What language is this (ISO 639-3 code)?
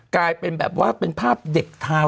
tha